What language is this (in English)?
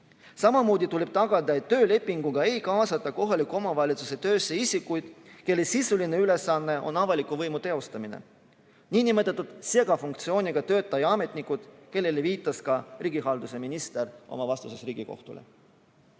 Estonian